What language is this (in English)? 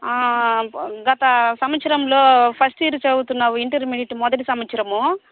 Telugu